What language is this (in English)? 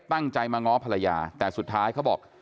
Thai